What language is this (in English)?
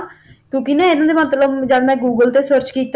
Punjabi